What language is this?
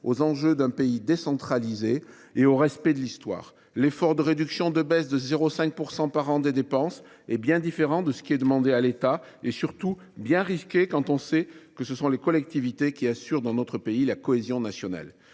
French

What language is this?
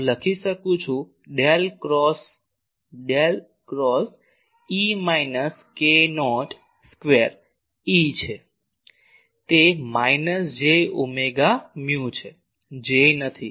Gujarati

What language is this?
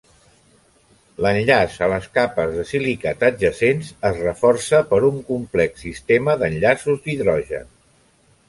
Catalan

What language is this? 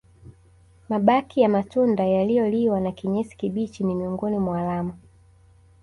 Swahili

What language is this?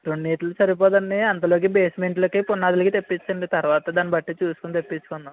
Telugu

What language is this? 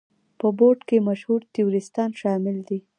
Pashto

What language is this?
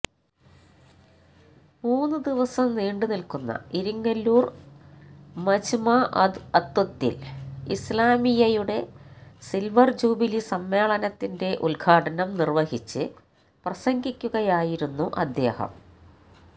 Malayalam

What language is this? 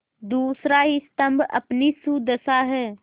Hindi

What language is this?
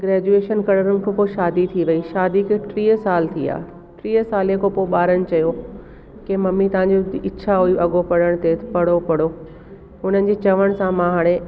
Sindhi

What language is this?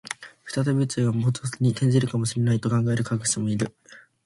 Japanese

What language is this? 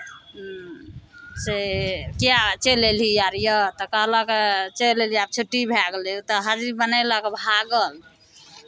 Maithili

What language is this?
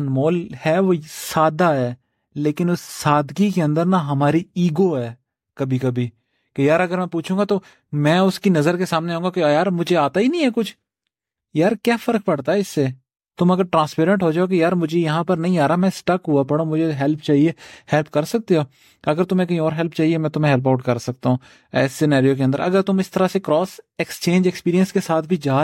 Urdu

